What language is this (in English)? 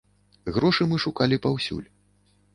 Belarusian